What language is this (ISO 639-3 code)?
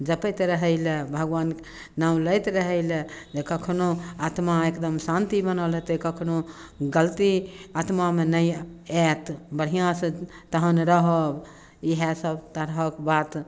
mai